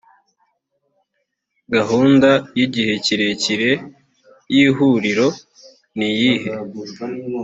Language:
Kinyarwanda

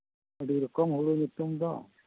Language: Santali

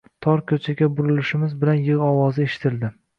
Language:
Uzbek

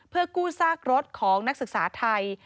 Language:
Thai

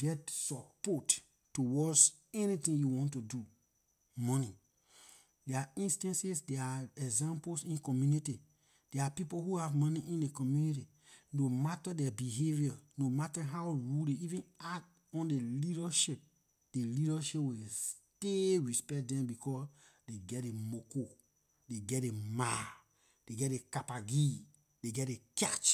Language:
Liberian English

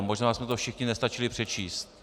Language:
Czech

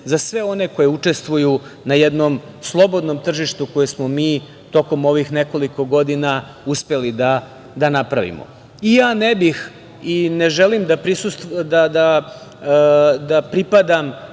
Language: Serbian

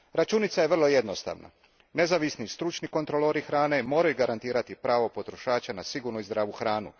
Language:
Croatian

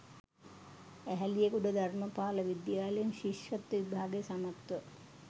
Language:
Sinhala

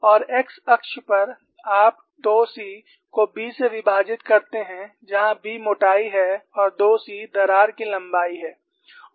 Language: Hindi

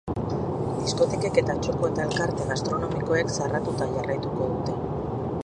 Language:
Basque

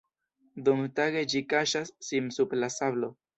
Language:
Esperanto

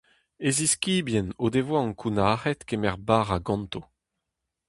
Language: Breton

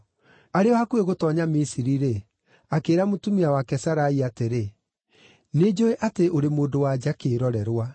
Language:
Kikuyu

